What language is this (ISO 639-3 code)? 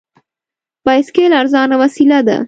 pus